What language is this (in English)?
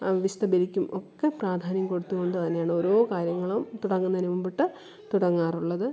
Malayalam